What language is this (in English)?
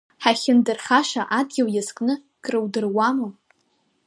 Abkhazian